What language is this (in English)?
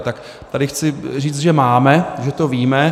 Czech